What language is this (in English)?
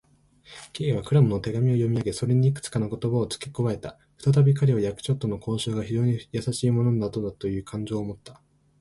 Japanese